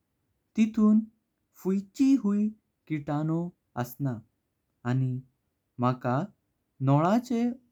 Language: Konkani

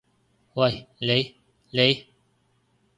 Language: Cantonese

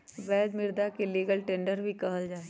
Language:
Magahi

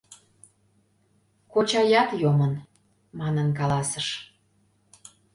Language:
Mari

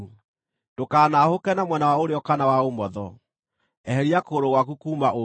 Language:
Kikuyu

